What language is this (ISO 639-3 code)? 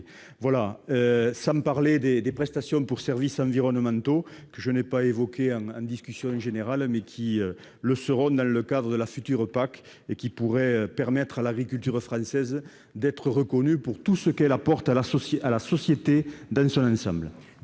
fra